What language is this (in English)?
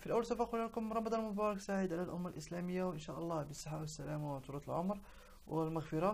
Arabic